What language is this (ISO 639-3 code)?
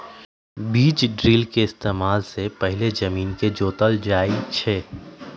mag